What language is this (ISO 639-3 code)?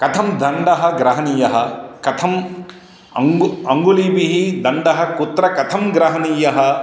san